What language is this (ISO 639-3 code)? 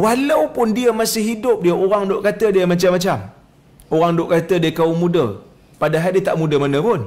msa